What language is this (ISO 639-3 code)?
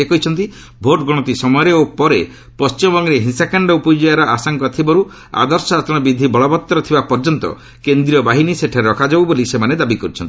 ori